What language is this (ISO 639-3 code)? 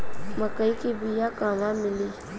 bho